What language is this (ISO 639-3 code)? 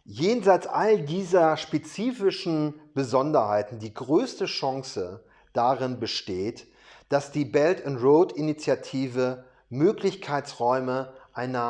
deu